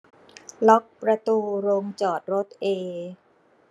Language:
Thai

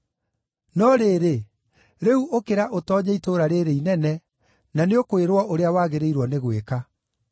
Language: Kikuyu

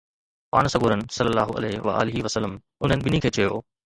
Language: Sindhi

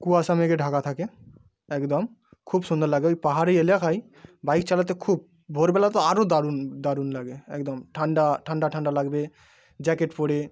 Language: Bangla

